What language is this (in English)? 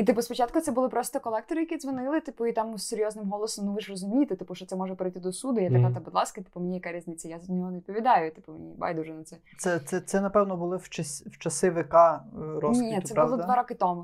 Ukrainian